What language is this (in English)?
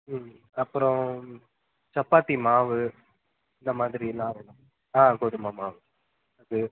Tamil